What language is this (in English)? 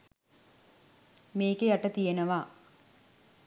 Sinhala